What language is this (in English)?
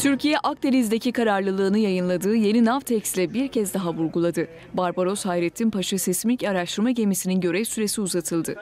Turkish